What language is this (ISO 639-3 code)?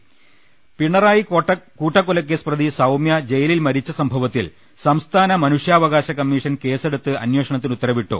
mal